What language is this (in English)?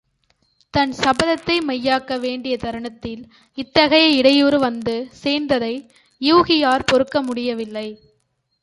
Tamil